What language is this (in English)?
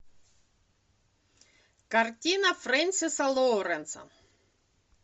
Russian